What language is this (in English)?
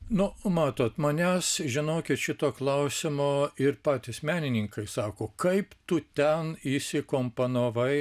Lithuanian